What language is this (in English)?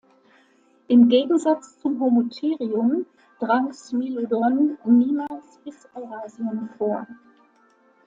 German